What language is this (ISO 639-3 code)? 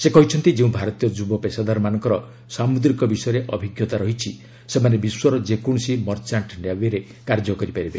ori